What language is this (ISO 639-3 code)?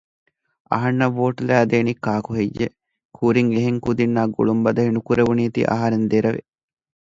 div